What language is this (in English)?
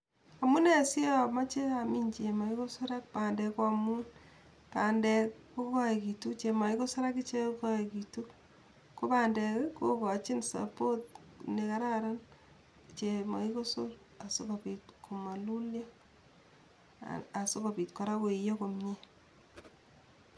Kalenjin